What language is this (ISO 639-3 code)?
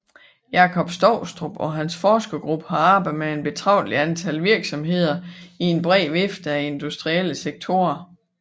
dan